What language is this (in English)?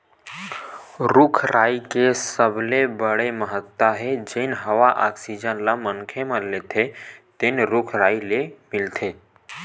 Chhattisgarhi